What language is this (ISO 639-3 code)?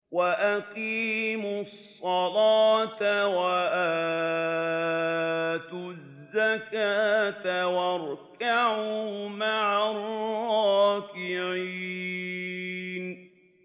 ara